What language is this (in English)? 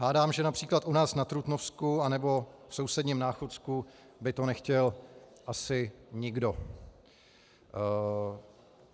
Czech